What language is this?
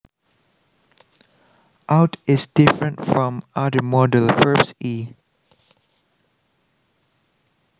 Javanese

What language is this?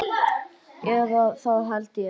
Icelandic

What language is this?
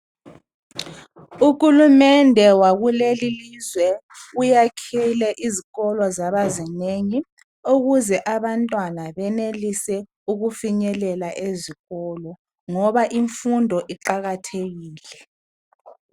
North Ndebele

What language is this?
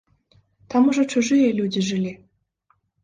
Belarusian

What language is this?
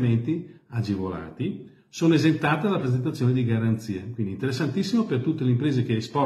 Italian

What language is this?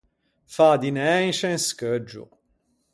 Ligurian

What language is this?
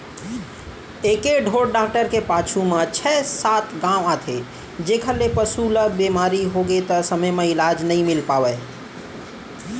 Chhattisgarhi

